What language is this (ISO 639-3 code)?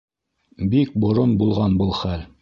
bak